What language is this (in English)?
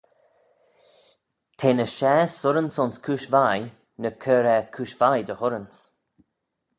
Manx